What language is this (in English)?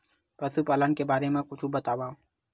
Chhattisgarhi